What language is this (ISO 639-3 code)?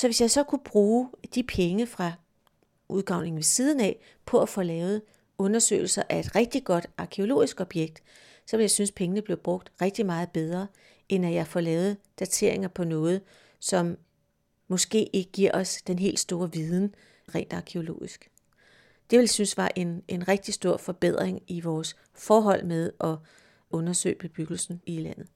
dan